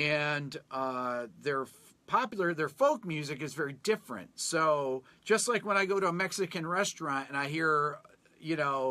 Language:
English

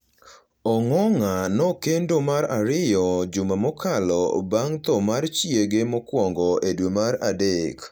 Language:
Luo (Kenya and Tanzania)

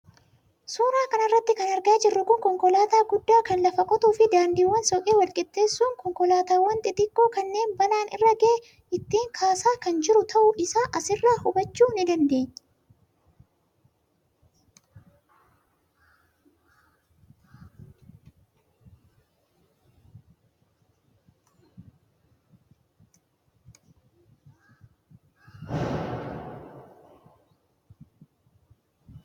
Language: Oromo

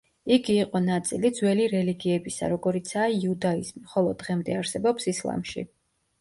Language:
Georgian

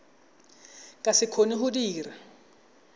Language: Tswana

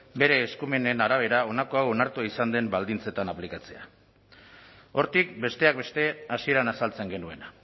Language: Basque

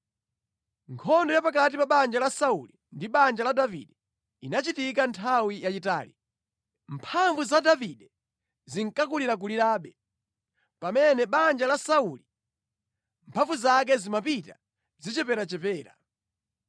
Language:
Nyanja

